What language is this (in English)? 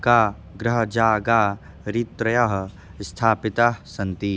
Sanskrit